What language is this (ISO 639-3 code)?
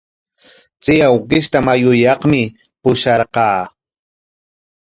qwa